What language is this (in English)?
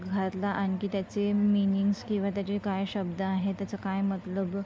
Marathi